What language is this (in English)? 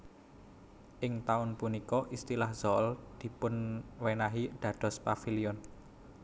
Javanese